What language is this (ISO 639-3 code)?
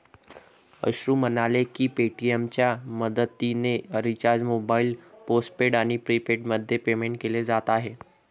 mar